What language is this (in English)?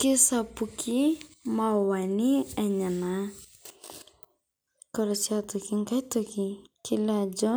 Masai